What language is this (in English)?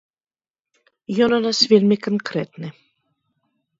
Belarusian